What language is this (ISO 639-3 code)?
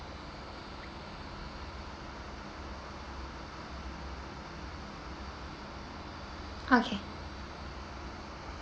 eng